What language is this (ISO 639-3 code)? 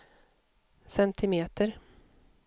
swe